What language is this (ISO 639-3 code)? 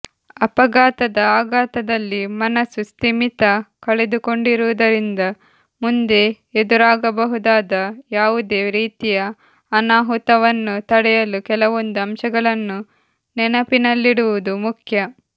kan